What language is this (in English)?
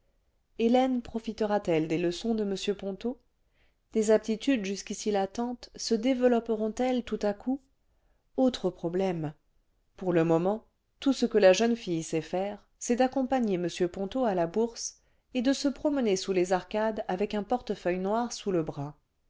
French